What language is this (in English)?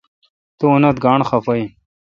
Kalkoti